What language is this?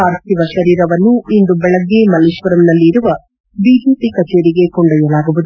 Kannada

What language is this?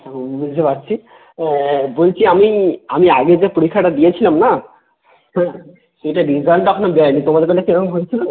Bangla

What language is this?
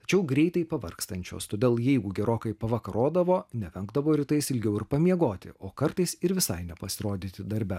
Lithuanian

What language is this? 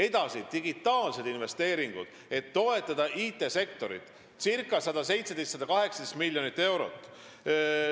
Estonian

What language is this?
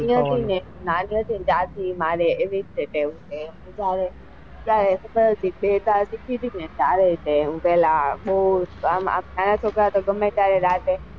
Gujarati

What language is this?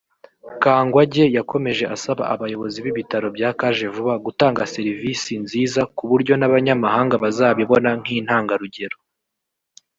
Kinyarwanda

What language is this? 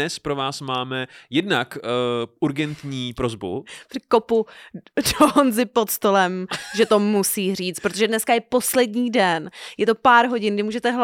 Czech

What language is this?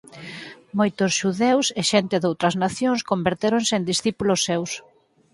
Galician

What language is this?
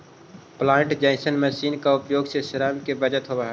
Magahi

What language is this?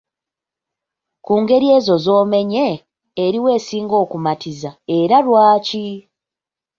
Ganda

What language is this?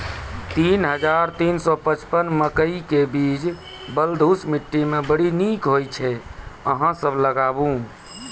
Maithili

